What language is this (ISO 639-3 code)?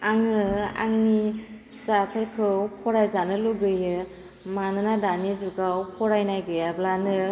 brx